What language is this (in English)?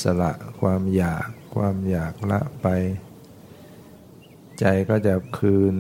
Thai